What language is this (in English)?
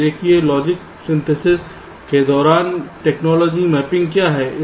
Hindi